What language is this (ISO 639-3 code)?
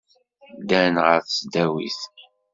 kab